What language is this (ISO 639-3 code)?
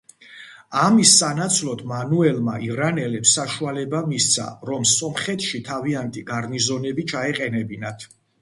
kat